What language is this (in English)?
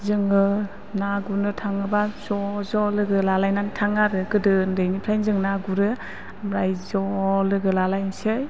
Bodo